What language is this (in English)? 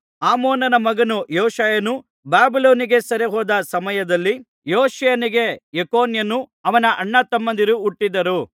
Kannada